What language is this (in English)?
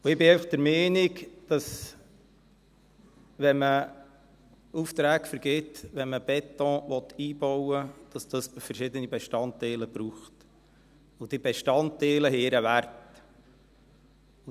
Swiss German